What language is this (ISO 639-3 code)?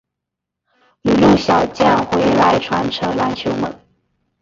zho